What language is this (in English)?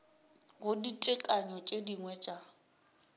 Northern Sotho